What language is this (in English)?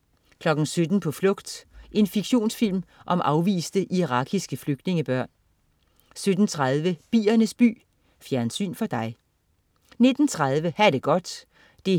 Danish